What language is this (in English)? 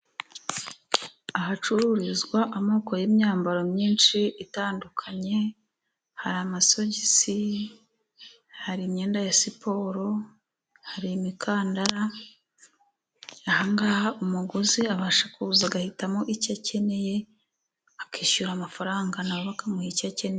Kinyarwanda